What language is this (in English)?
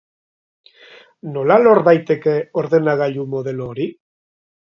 Basque